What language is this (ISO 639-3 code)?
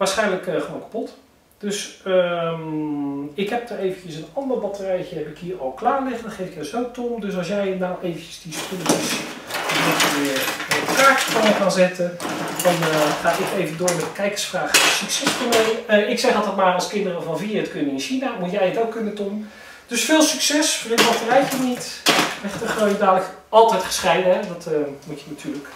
nld